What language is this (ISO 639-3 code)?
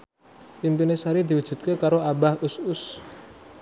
jav